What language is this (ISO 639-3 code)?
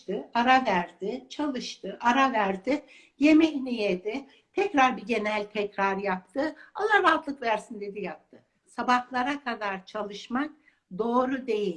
tur